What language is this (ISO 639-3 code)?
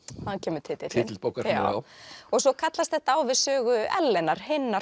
isl